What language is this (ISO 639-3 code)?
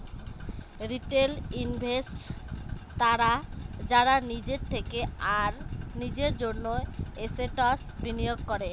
ben